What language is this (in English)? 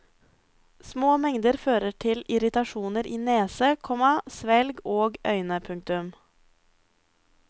Norwegian